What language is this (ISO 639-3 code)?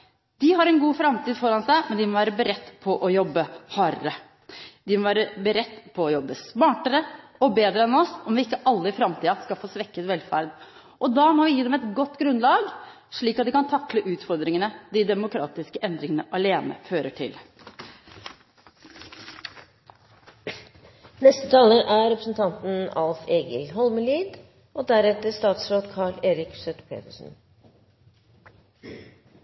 nor